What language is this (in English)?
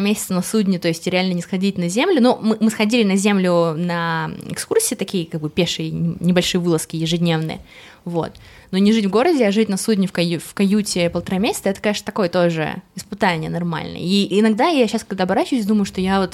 Russian